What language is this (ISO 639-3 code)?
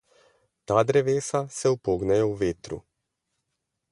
slv